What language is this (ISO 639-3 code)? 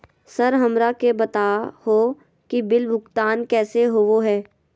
mag